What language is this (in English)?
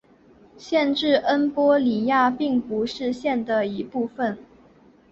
Chinese